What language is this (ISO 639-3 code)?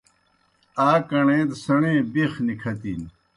plk